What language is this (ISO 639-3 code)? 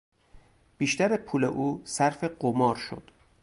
fas